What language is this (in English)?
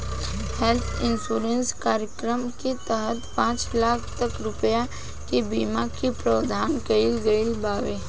Bhojpuri